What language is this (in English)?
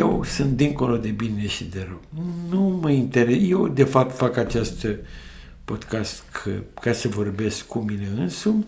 Romanian